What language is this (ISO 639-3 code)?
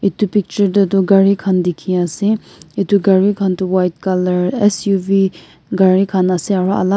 nag